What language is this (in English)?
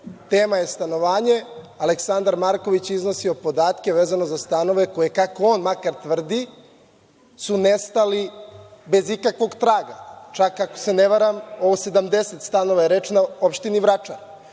Serbian